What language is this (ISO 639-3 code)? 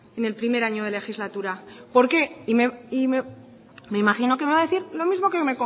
spa